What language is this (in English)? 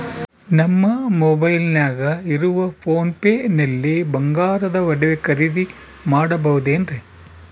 Kannada